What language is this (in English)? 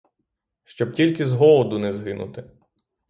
Ukrainian